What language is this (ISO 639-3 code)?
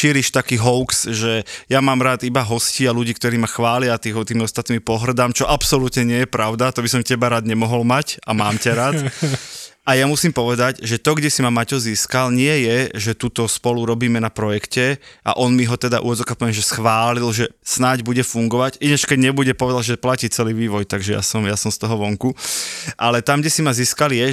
slk